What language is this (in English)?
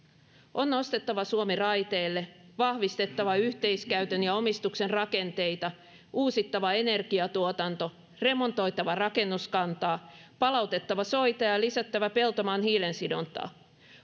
Finnish